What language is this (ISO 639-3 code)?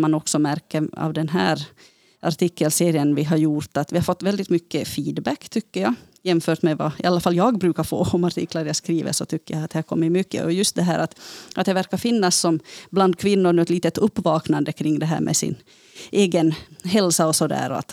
swe